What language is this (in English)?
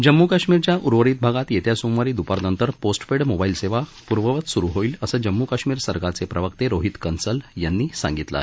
Marathi